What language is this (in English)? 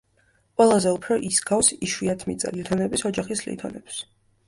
Georgian